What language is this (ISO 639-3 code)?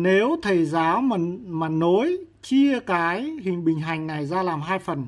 vie